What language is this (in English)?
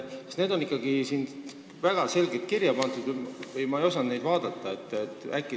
Estonian